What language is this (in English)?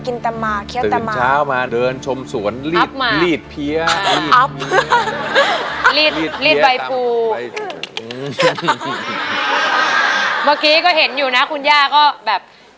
Thai